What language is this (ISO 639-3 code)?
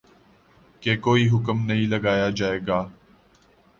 urd